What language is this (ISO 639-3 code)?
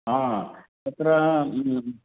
san